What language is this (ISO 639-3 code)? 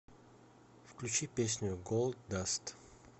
rus